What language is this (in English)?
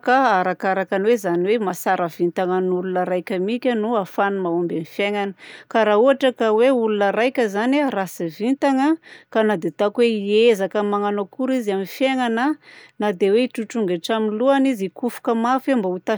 Southern Betsimisaraka Malagasy